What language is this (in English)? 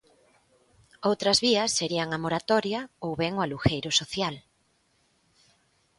Galician